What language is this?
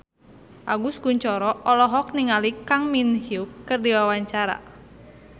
Sundanese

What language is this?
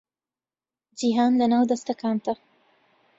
Central Kurdish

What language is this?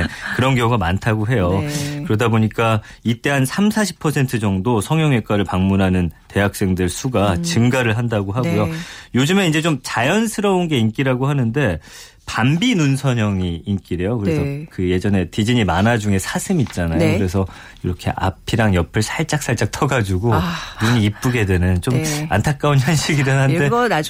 Korean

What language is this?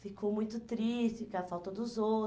Portuguese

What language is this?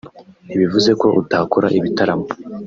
Kinyarwanda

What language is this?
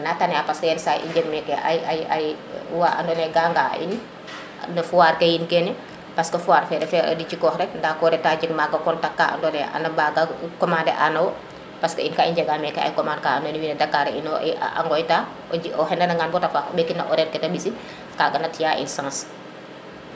Serer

